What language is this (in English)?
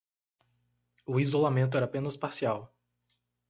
Portuguese